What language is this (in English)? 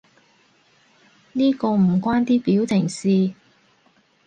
Cantonese